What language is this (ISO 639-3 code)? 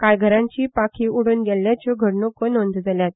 kok